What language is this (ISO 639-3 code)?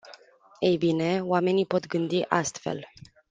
ron